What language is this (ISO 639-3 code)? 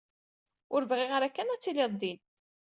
kab